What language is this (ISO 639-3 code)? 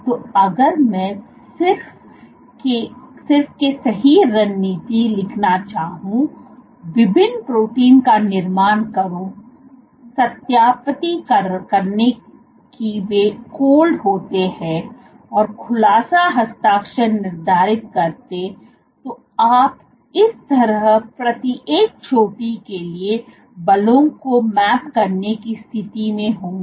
hin